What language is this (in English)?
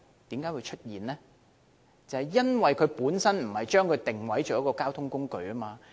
Cantonese